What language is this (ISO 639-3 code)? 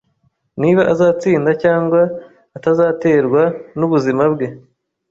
kin